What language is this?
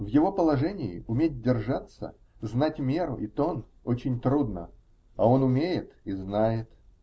Russian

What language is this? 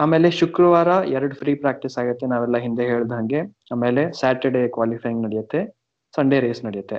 Kannada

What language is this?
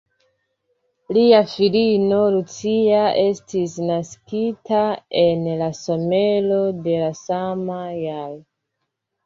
Esperanto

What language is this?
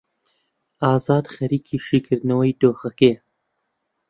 Central Kurdish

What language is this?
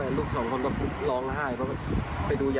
Thai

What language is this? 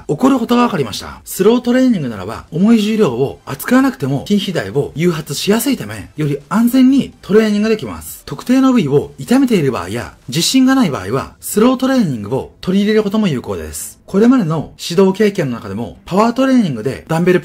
Japanese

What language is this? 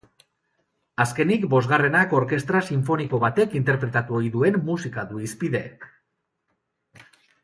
Basque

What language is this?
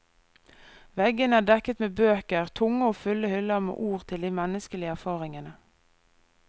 Norwegian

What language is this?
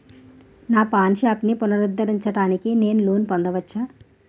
Telugu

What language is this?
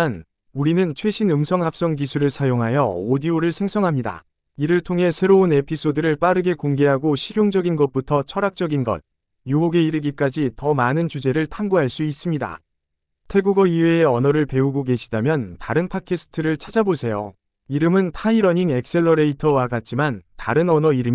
Korean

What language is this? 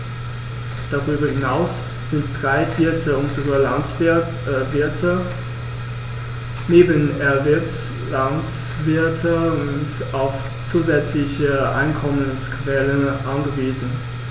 German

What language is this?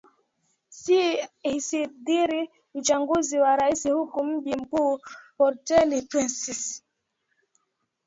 Swahili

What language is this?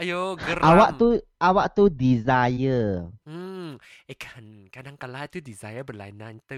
Malay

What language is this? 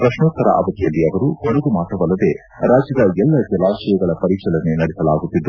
Kannada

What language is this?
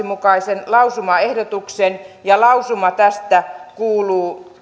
Finnish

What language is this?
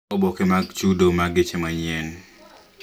Luo (Kenya and Tanzania)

